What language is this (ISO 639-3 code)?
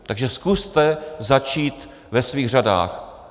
ces